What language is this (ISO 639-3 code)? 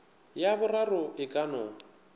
nso